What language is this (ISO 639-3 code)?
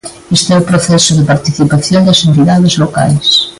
glg